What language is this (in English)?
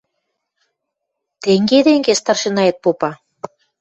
Western Mari